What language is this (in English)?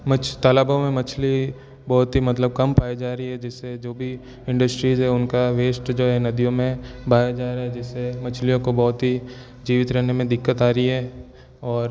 Hindi